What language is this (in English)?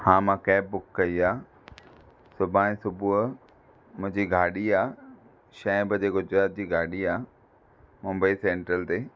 Sindhi